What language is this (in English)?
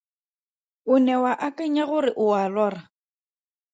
Tswana